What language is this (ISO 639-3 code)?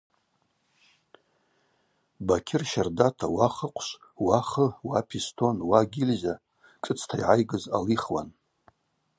abq